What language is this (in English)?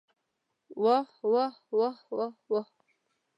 Pashto